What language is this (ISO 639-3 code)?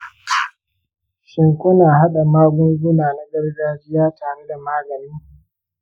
hau